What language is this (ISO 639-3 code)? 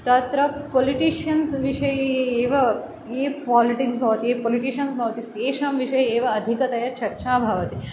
san